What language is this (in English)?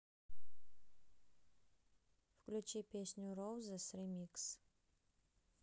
Russian